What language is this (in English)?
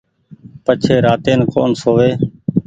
Goaria